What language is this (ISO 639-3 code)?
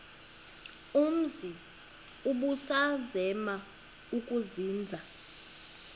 xho